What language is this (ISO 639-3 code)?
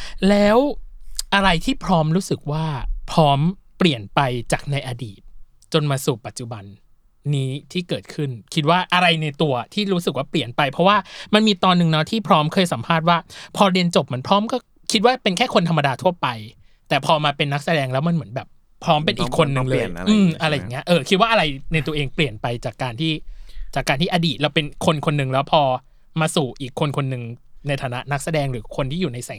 tha